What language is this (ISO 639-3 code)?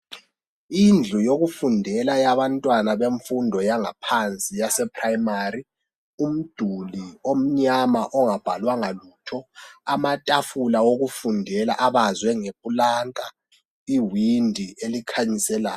nde